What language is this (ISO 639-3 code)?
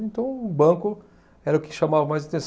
por